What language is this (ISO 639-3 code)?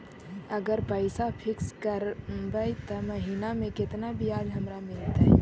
mag